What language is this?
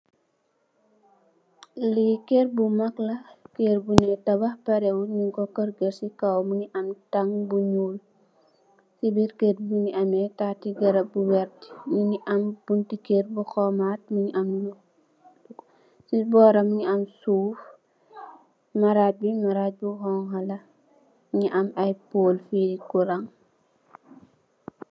Wolof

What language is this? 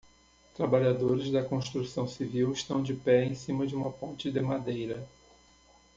Portuguese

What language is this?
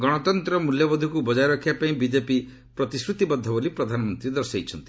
Odia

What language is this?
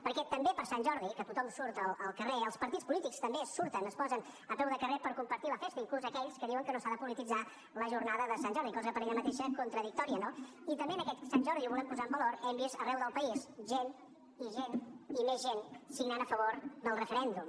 Catalan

